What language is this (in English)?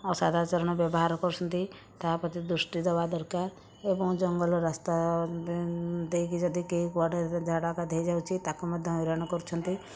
Odia